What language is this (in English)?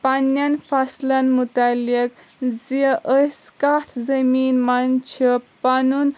Kashmiri